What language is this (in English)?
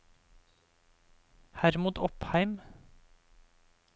Norwegian